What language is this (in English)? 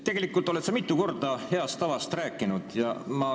Estonian